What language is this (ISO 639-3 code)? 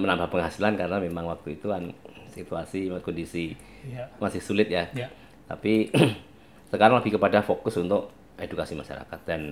ind